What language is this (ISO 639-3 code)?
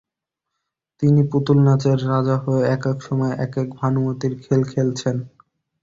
ben